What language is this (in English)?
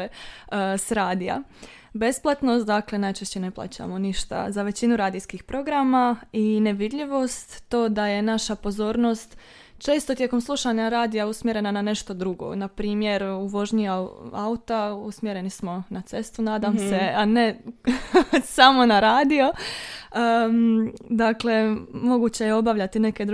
Croatian